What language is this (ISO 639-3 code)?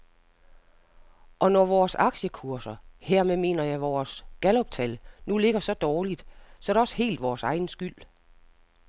dan